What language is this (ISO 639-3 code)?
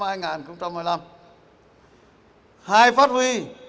vie